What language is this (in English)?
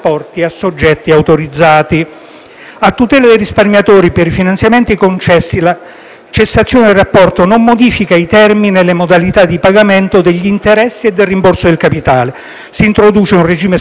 Italian